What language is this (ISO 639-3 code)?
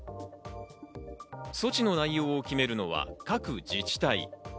jpn